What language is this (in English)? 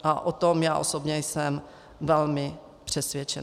Czech